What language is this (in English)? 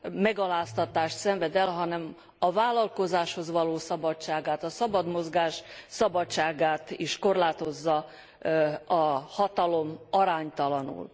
Hungarian